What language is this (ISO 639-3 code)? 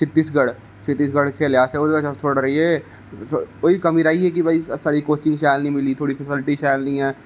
doi